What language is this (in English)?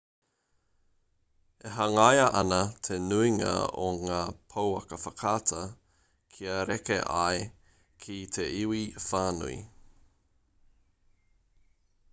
Māori